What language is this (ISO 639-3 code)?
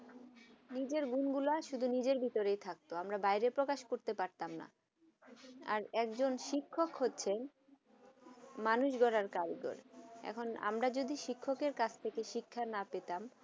ben